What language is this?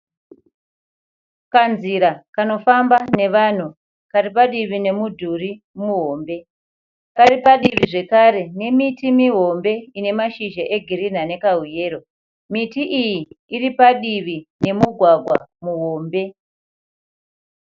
Shona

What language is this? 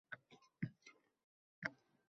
Uzbek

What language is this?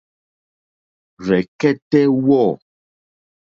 Mokpwe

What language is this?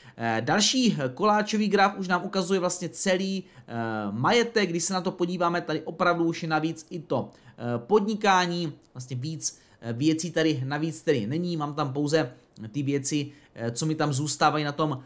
Czech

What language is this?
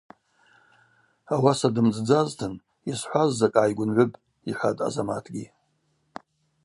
Abaza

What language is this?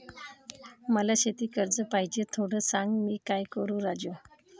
Marathi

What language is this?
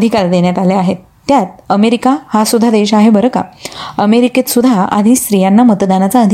Marathi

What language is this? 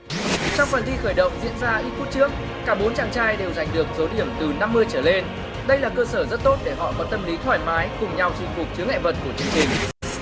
Vietnamese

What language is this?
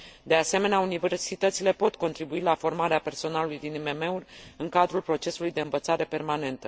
Romanian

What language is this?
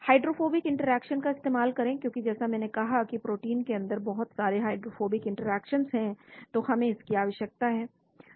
Hindi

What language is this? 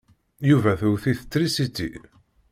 Kabyle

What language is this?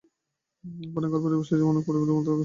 Bangla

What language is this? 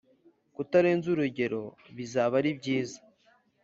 Kinyarwanda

